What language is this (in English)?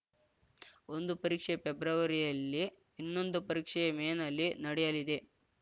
Kannada